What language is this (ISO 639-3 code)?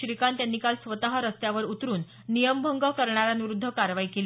mar